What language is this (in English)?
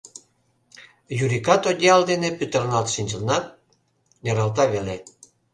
Mari